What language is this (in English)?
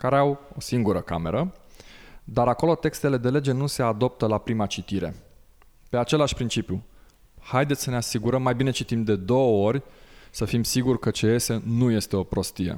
Romanian